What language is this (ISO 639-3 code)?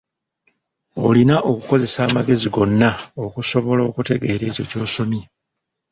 lug